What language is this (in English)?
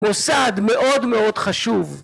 Hebrew